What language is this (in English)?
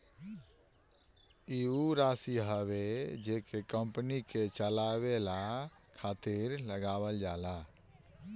Bhojpuri